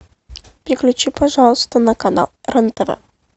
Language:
Russian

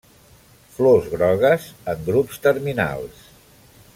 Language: Catalan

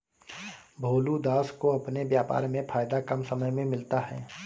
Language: Hindi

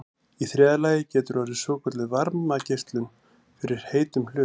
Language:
Icelandic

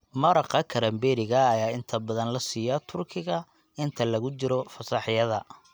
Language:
Somali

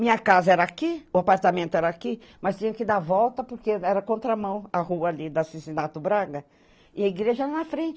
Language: Portuguese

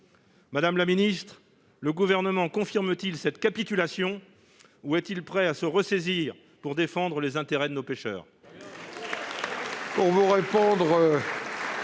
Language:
French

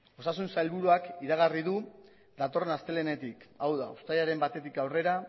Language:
Basque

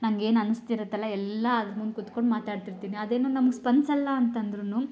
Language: Kannada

